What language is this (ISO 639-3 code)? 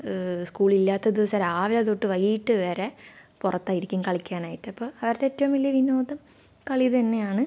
mal